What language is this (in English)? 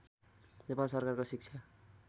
Nepali